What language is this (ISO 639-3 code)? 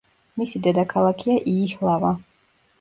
kat